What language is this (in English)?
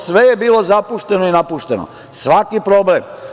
Serbian